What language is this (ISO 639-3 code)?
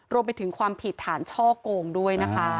tha